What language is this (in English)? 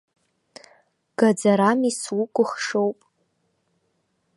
Abkhazian